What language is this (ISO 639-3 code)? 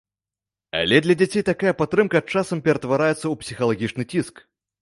bel